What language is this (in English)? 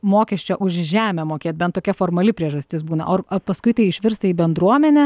Lithuanian